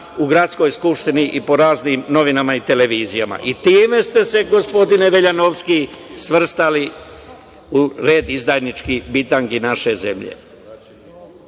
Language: Serbian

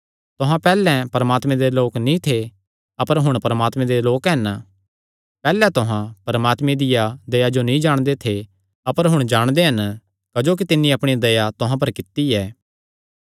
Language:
Kangri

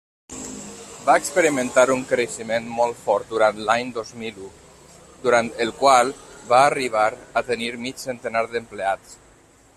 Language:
Catalan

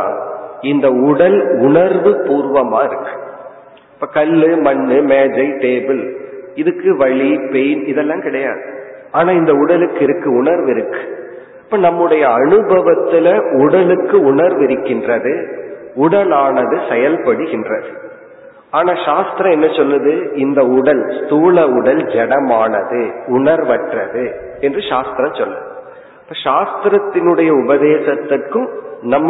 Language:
Tamil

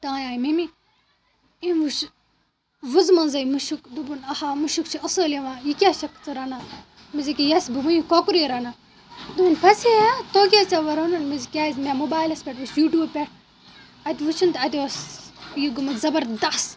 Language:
Kashmiri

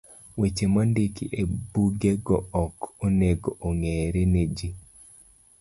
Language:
Luo (Kenya and Tanzania)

